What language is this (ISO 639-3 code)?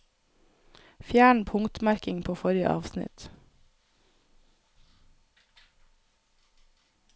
nor